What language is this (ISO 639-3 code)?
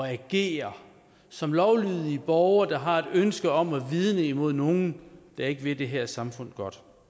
dan